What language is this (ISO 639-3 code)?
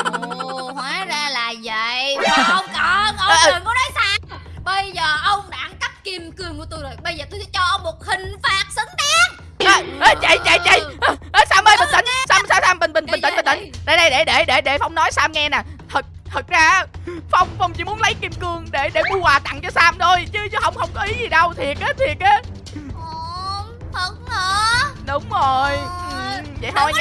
vie